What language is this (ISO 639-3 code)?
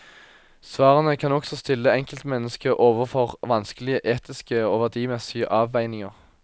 nor